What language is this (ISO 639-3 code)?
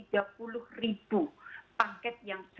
ind